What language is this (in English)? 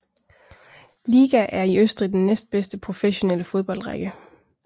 Danish